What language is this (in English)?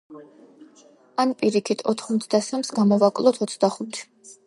Georgian